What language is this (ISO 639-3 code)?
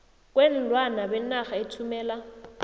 nbl